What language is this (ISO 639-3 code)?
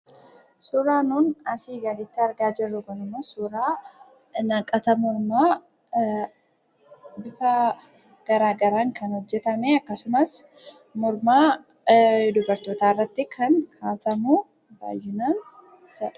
orm